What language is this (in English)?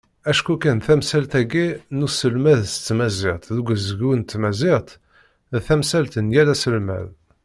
Kabyle